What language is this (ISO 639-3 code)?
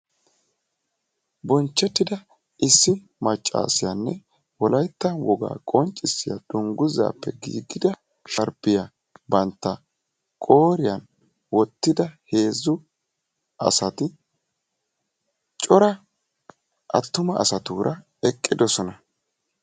wal